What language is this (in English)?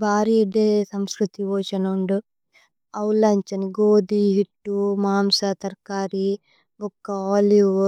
Tulu